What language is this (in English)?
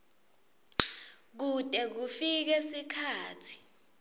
Swati